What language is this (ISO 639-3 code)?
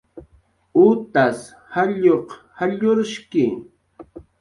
jqr